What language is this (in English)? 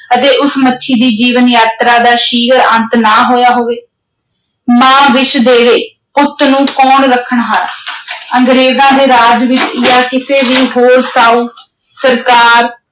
Punjabi